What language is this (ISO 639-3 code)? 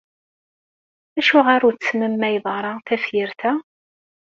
kab